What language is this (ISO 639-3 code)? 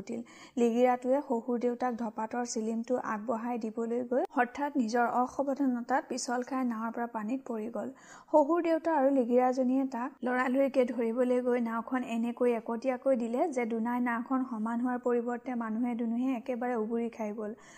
hin